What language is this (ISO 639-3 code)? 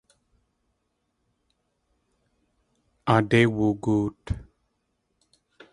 tli